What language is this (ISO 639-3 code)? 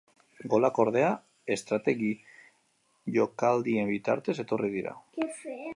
eus